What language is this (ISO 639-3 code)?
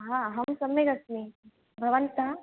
san